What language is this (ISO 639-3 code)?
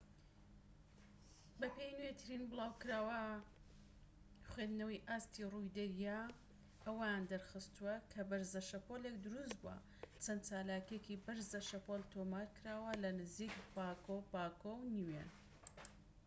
ckb